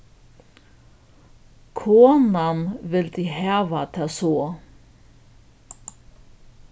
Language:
Faroese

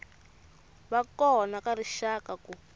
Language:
Tsonga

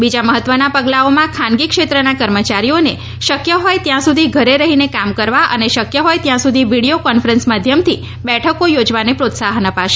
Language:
Gujarati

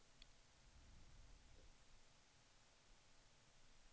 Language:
Swedish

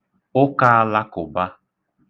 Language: Igbo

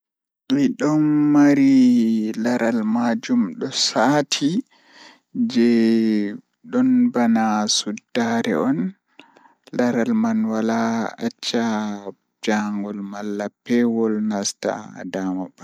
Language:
Fula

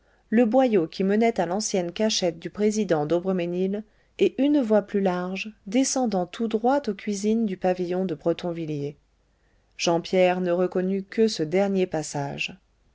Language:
French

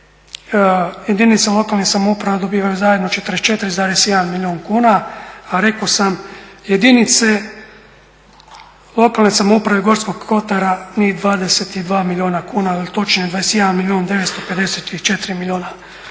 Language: Croatian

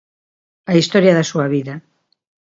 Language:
Galician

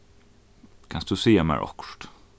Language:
Faroese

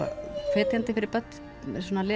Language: Icelandic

